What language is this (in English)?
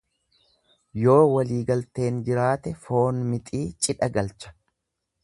Oromo